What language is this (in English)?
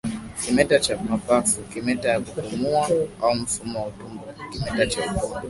Swahili